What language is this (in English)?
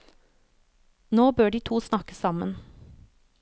Norwegian